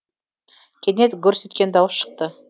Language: Kazakh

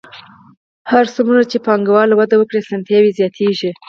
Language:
Pashto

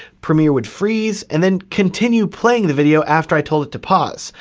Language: English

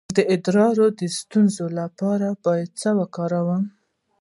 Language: Pashto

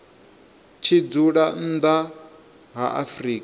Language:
Venda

